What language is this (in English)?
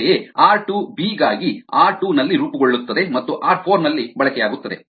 Kannada